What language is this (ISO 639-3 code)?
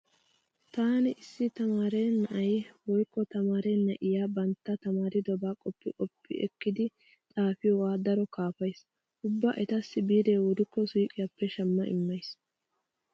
wal